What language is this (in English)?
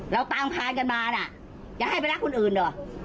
Thai